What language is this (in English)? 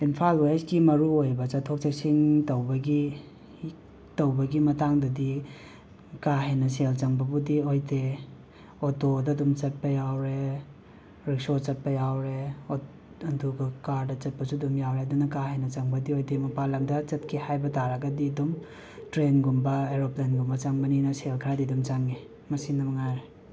Manipuri